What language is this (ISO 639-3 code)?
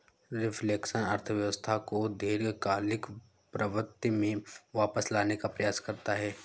hin